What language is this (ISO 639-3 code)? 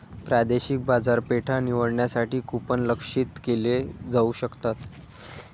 mar